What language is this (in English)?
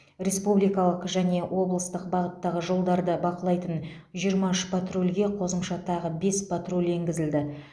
Kazakh